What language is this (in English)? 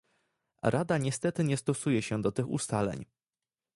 Polish